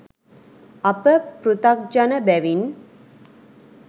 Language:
Sinhala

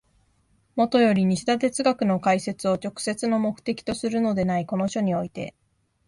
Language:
Japanese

